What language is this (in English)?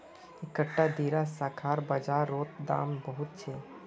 Magahi